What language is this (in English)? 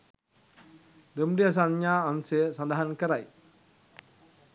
Sinhala